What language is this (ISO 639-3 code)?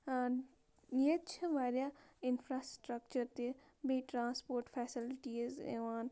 kas